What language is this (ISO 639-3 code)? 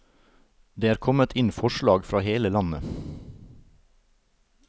nor